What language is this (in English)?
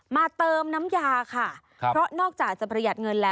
Thai